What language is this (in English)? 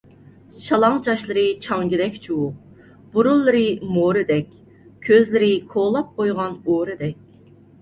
Uyghur